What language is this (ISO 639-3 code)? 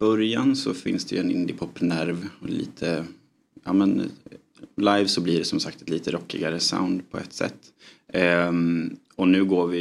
swe